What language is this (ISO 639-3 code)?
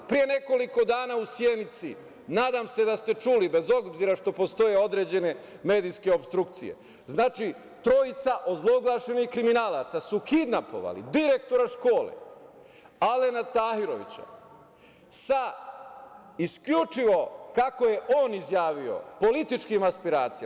srp